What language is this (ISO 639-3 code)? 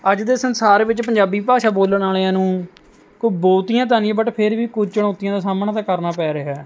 pan